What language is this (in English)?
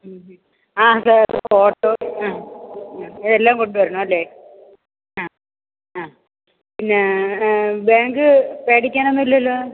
Malayalam